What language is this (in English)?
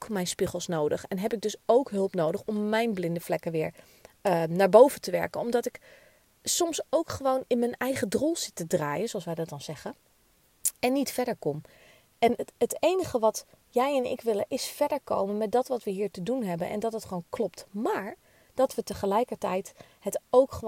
Dutch